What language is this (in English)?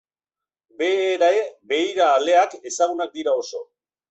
Basque